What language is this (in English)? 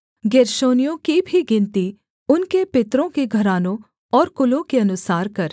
Hindi